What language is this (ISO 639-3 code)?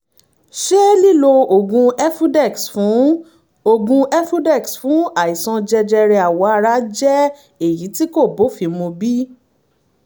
yor